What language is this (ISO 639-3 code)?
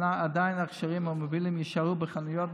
heb